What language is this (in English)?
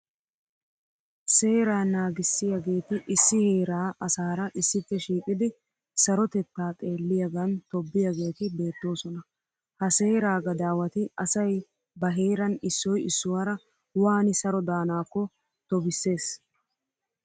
Wolaytta